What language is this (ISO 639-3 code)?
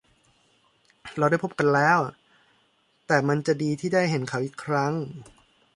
tha